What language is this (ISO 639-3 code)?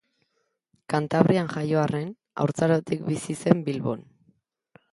eus